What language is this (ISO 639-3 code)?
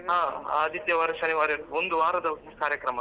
kan